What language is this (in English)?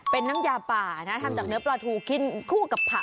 Thai